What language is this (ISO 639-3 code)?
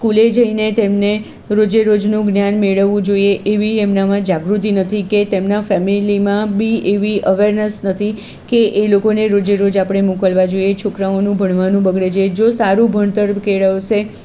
guj